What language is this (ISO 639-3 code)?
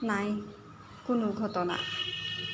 asm